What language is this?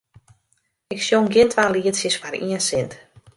Western Frisian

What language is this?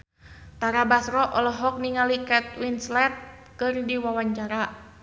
Sundanese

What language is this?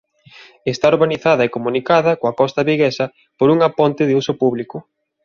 Galician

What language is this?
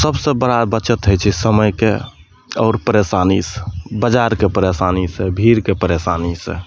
Maithili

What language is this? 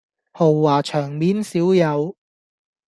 Cantonese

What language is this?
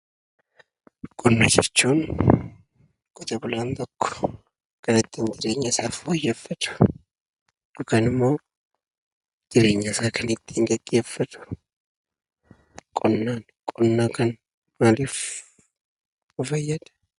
Oromo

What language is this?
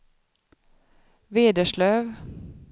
Swedish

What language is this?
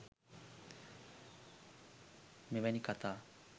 Sinhala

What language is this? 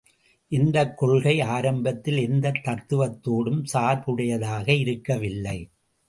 Tamil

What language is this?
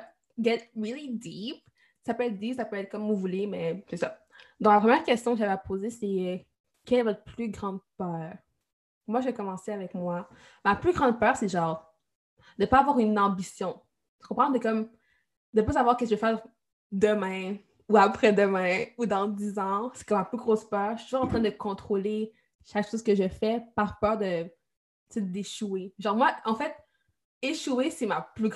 French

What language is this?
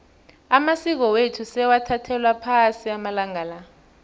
South Ndebele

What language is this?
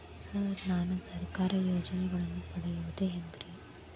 Kannada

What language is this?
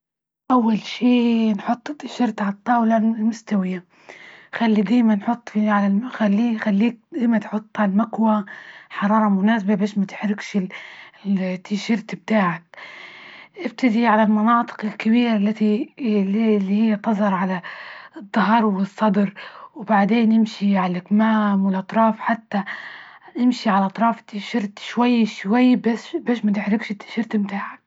Libyan Arabic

